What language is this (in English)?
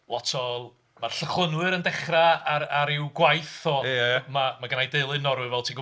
Welsh